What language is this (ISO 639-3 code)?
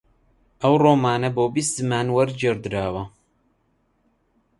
ckb